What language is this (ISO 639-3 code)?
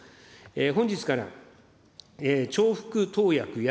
jpn